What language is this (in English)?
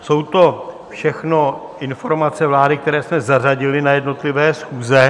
Czech